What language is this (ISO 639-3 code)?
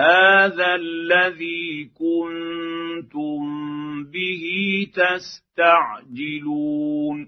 ara